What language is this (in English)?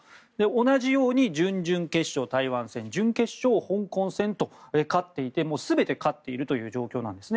Japanese